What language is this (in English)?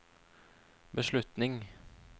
Norwegian